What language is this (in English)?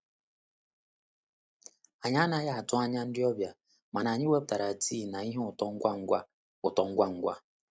Igbo